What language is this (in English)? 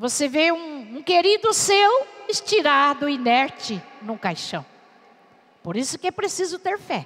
Portuguese